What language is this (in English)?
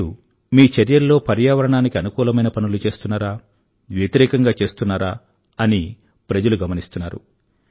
Telugu